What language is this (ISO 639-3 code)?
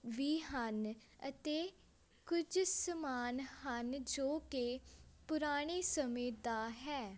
pan